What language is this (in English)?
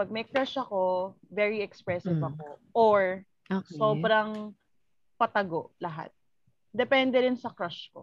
Filipino